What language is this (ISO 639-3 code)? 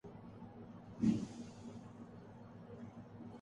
urd